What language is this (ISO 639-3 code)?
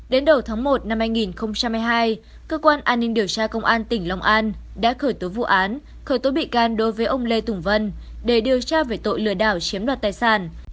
vie